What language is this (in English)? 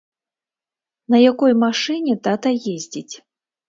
Belarusian